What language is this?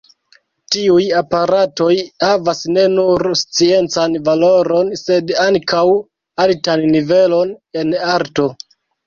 Esperanto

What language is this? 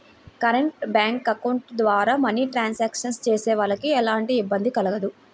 Telugu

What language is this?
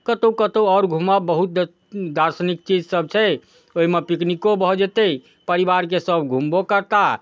Maithili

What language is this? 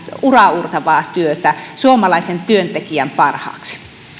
Finnish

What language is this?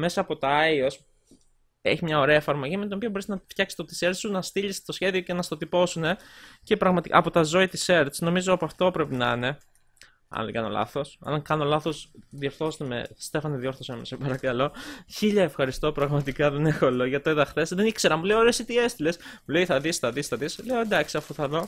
Greek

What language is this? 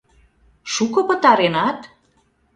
Mari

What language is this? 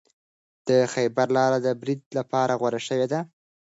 Pashto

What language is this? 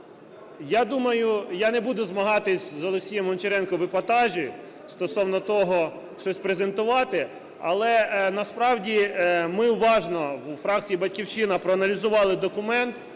Ukrainian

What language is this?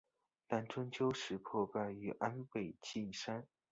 Chinese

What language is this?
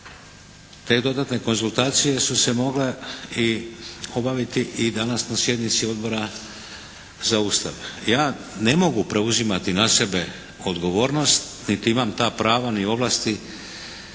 Croatian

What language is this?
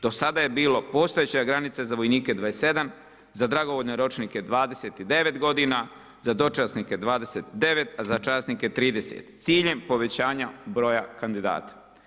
Croatian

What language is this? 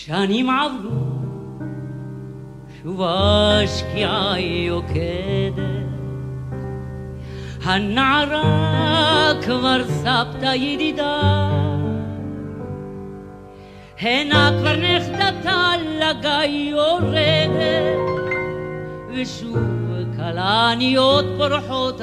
Hebrew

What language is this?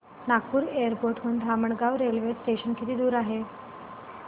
Marathi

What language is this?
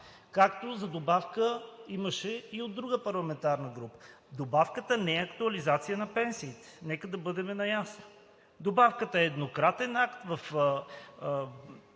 Bulgarian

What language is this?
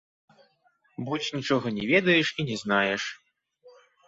Belarusian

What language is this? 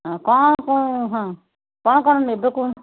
Odia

